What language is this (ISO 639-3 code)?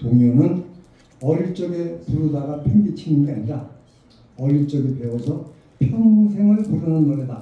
kor